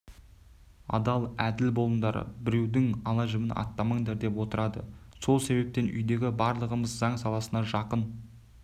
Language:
Kazakh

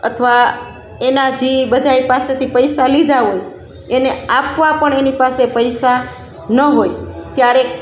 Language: Gujarati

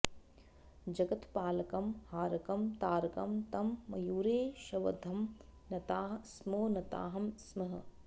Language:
Sanskrit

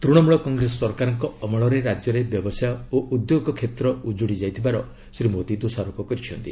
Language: Odia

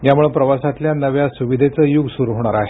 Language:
Marathi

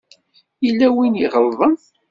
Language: Kabyle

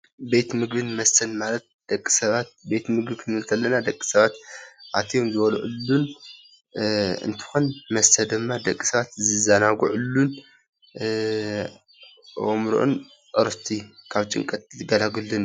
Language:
Tigrinya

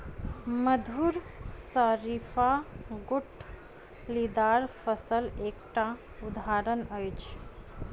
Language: Maithili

